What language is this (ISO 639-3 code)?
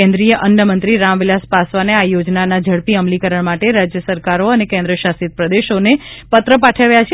guj